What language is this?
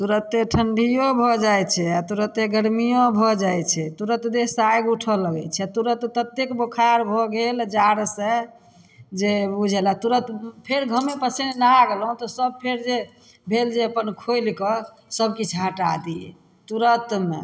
Maithili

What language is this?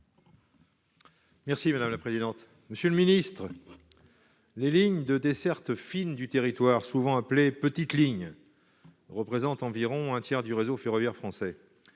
French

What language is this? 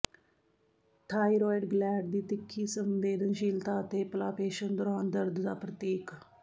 Punjabi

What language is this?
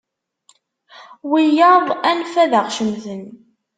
Kabyle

